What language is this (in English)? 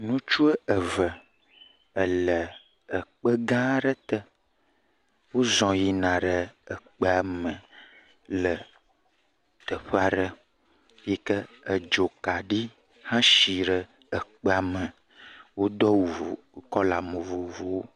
Ewe